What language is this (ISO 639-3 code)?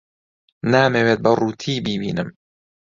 ckb